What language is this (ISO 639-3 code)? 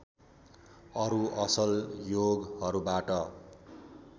nep